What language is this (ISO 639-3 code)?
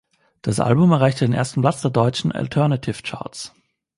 deu